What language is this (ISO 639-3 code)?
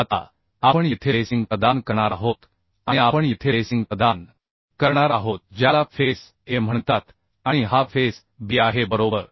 mar